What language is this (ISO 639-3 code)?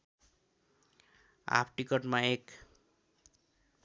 nep